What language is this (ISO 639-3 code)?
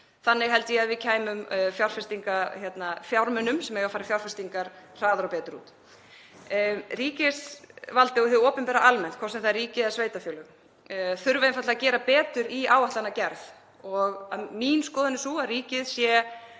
isl